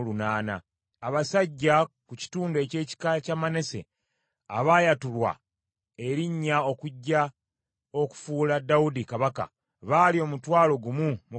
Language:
Ganda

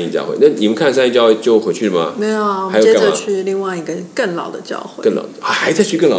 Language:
Chinese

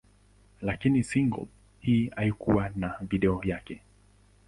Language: Swahili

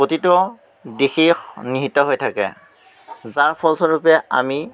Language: Assamese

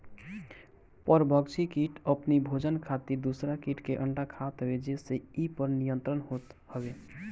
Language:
Bhojpuri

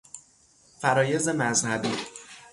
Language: Persian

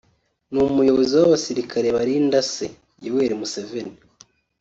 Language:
Kinyarwanda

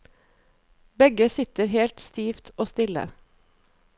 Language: Norwegian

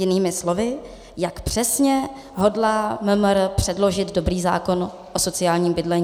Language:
Czech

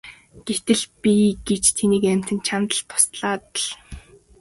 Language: Mongolian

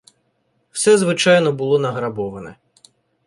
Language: Ukrainian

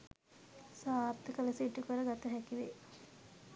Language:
Sinhala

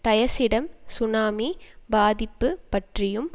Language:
Tamil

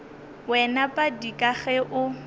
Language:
Northern Sotho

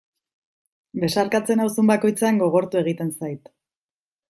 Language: Basque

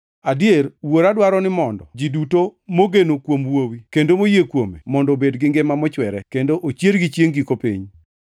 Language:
Luo (Kenya and Tanzania)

